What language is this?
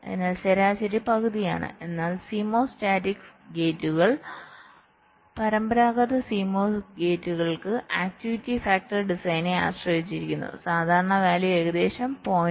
Malayalam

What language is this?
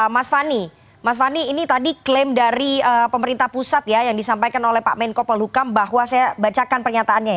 Indonesian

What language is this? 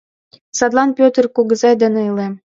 Mari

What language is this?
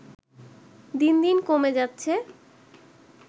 Bangla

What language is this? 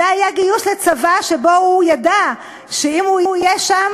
Hebrew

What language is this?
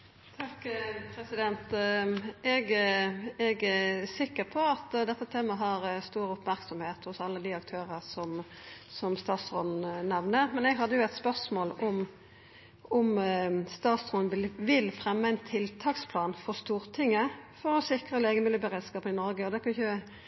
Norwegian Nynorsk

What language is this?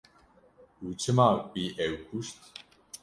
Kurdish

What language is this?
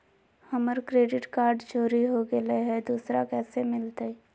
Magahi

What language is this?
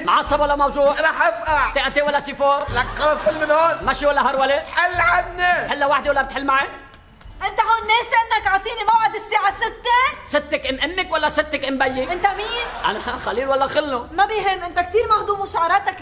Arabic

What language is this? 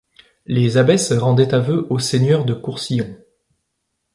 French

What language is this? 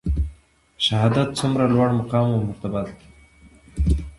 Pashto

